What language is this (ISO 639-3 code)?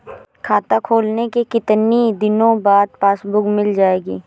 hin